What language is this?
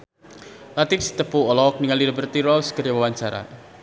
Sundanese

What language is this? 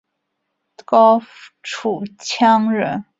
Chinese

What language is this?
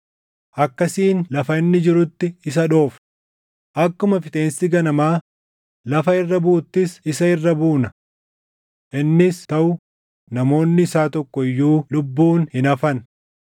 Oromo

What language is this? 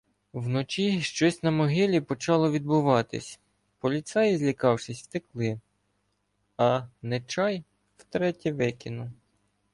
Ukrainian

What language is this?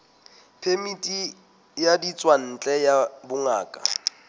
Southern Sotho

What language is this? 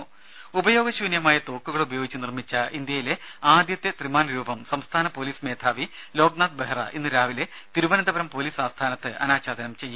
Malayalam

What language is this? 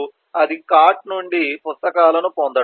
Telugu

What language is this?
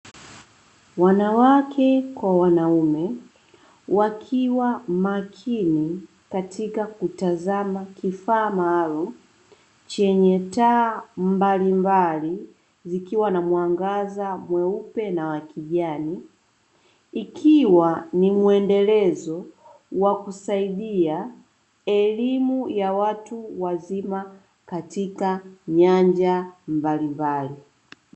Swahili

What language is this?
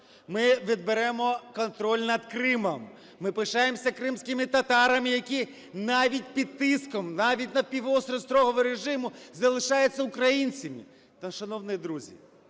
Ukrainian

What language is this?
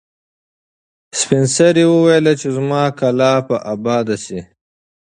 Pashto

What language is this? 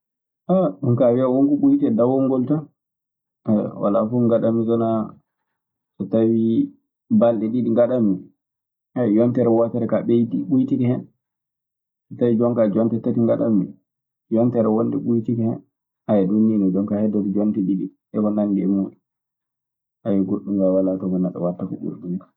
Maasina Fulfulde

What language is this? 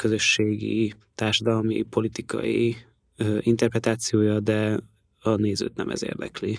Hungarian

